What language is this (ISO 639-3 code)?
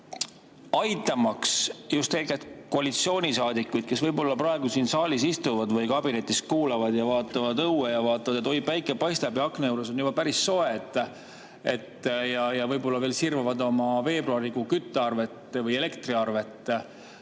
est